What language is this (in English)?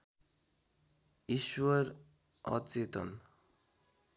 Nepali